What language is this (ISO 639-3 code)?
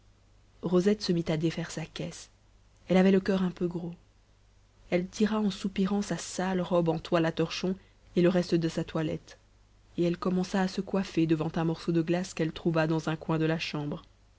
fra